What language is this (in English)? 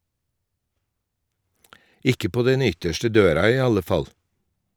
Norwegian